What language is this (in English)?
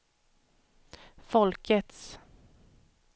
Swedish